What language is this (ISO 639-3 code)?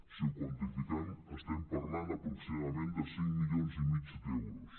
cat